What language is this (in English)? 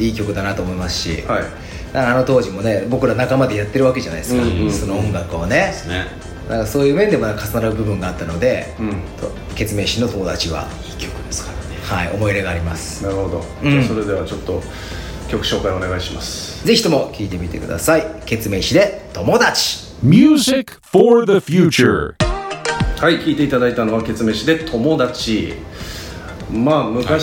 Japanese